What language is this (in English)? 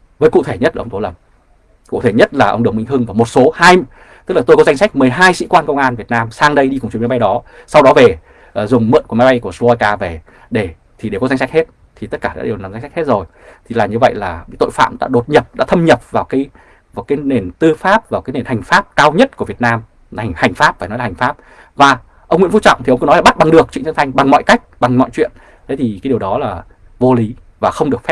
Vietnamese